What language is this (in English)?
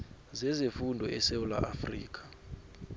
South Ndebele